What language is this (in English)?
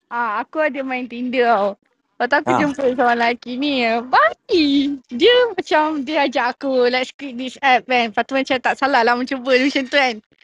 Malay